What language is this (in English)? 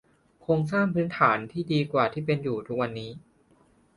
Thai